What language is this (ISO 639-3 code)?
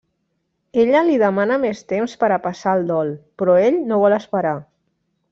cat